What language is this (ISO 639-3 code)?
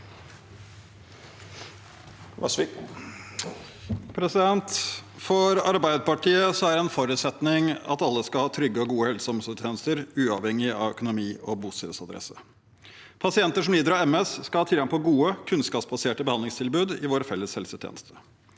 nor